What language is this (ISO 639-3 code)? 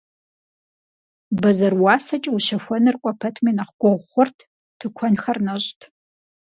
kbd